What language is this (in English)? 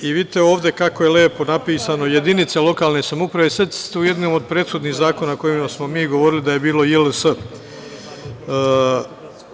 Serbian